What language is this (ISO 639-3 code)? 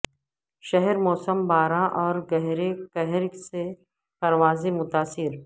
urd